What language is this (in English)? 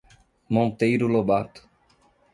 Portuguese